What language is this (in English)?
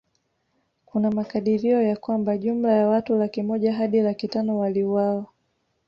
Swahili